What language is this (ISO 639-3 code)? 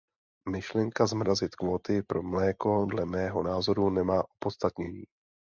ces